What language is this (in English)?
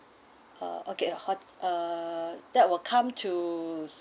English